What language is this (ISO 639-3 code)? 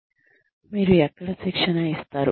tel